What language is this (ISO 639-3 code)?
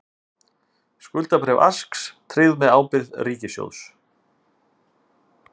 isl